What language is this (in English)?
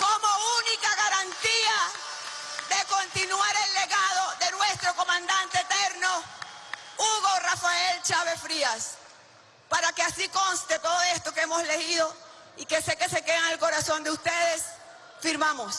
Spanish